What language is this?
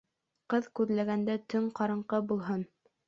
Bashkir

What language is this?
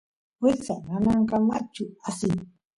Santiago del Estero Quichua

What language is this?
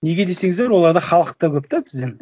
Kazakh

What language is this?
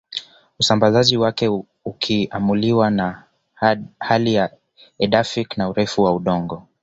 Swahili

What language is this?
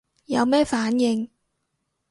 Cantonese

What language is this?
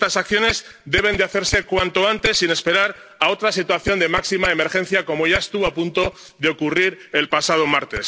Spanish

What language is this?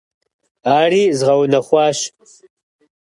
Kabardian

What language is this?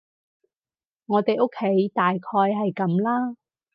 Cantonese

